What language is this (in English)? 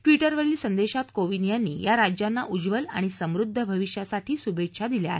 Marathi